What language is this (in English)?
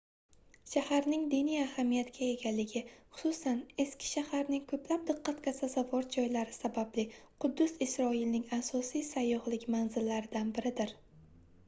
Uzbek